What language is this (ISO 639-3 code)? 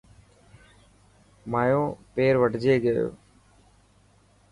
mki